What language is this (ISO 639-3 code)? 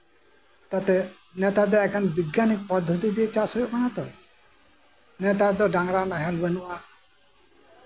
sat